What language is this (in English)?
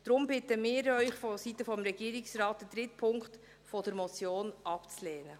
Swiss German